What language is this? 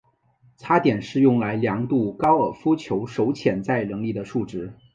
Chinese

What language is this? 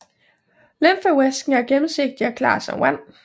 Danish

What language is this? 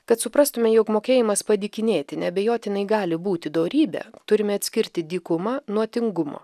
Lithuanian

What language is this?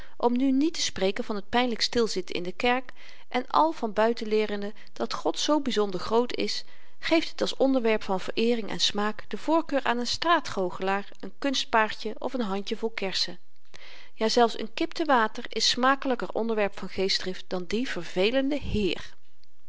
Dutch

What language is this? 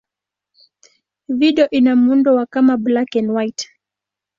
Swahili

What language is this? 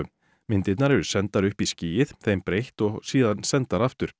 Icelandic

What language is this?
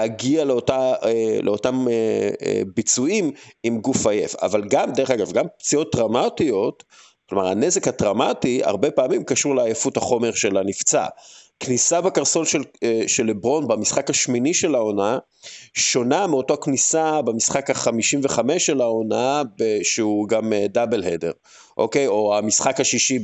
Hebrew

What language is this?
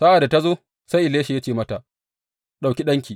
Hausa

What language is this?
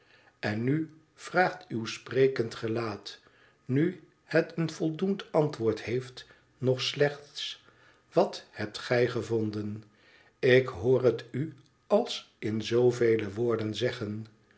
Dutch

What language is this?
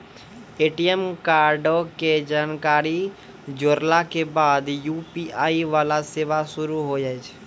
Maithili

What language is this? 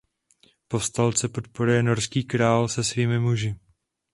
Czech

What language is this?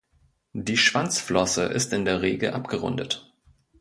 German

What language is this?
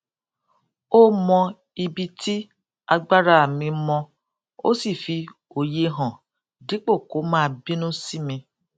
Yoruba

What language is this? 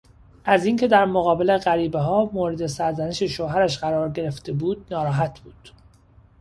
Persian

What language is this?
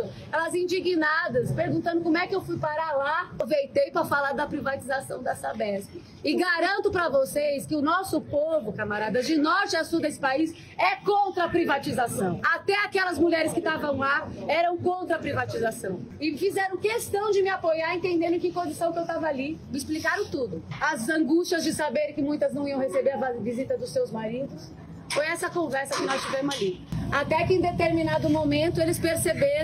Portuguese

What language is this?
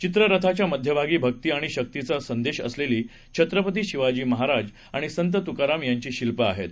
Marathi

